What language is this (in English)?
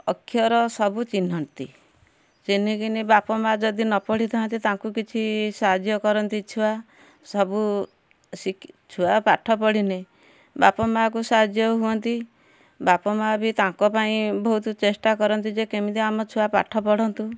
Odia